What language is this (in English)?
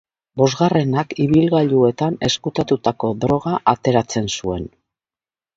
Basque